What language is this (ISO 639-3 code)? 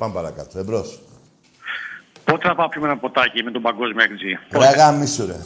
ell